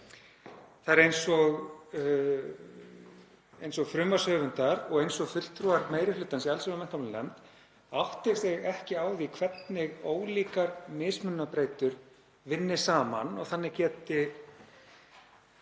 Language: Icelandic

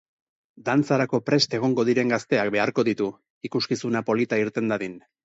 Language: Basque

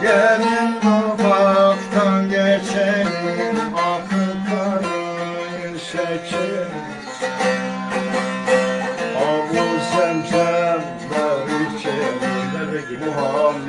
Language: Turkish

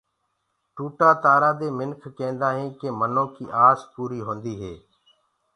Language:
Gurgula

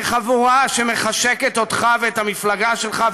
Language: Hebrew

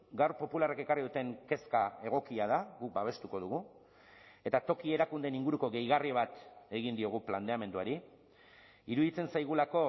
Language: Basque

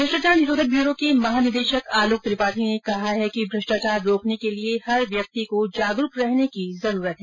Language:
Hindi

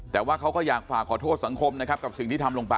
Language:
Thai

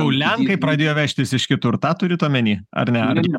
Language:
Lithuanian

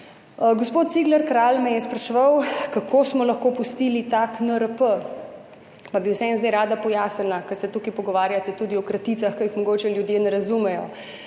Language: Slovenian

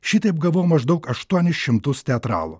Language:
Lithuanian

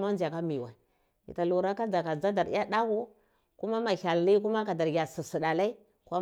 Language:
Cibak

